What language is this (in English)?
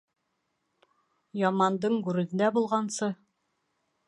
Bashkir